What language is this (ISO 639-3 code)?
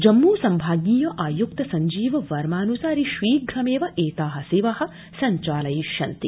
san